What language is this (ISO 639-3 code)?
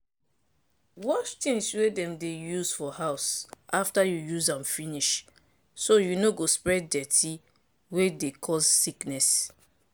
pcm